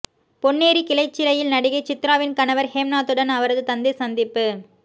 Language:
Tamil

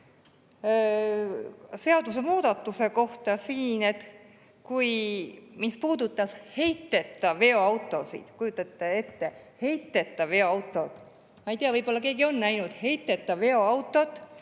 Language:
Estonian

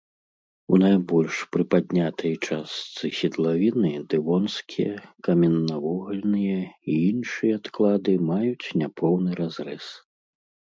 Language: Belarusian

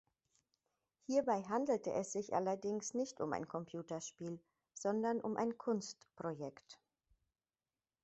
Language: German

